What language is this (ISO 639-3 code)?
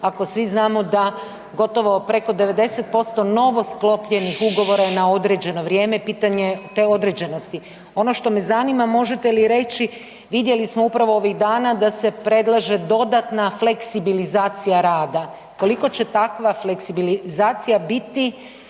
hrv